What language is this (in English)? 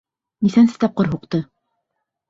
Bashkir